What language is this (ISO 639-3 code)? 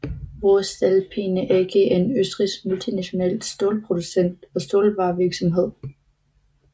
dan